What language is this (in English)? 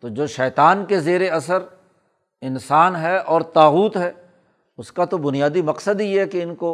Urdu